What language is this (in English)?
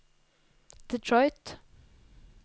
Norwegian